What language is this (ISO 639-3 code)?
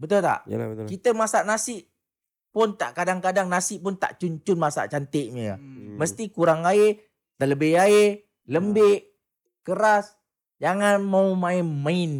msa